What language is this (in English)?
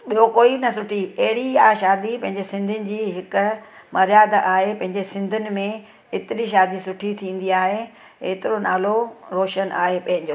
Sindhi